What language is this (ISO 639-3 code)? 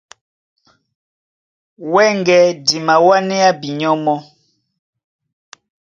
dua